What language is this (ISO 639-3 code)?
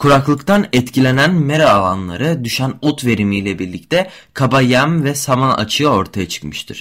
tur